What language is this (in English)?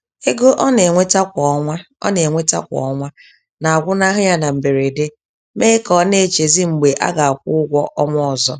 Igbo